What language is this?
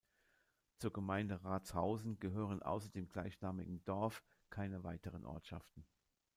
German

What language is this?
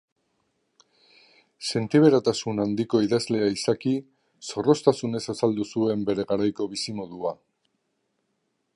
Basque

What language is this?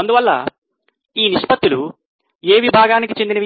Telugu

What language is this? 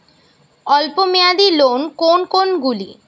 Bangla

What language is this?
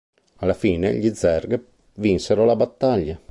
Italian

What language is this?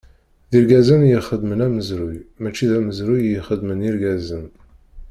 Kabyle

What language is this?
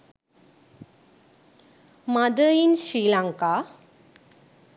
Sinhala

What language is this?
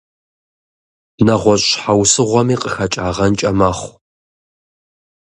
Kabardian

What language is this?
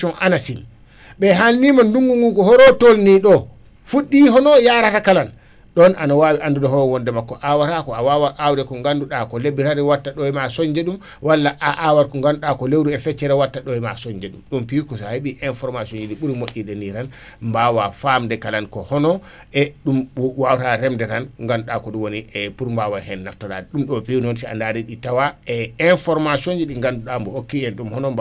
Wolof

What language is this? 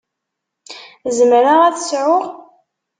Kabyle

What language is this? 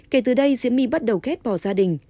Vietnamese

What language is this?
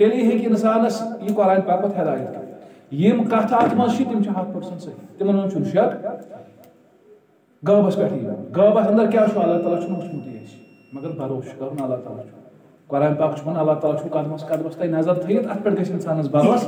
Turkish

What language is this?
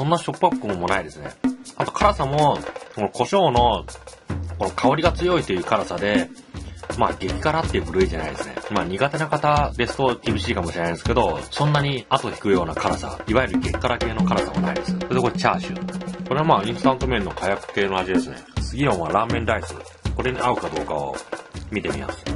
Japanese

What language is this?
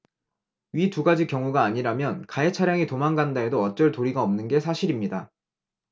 Korean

